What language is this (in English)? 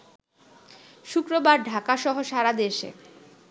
Bangla